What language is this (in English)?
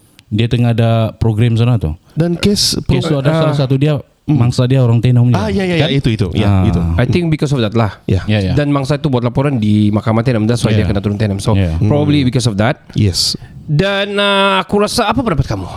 Malay